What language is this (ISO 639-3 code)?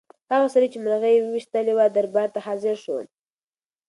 pus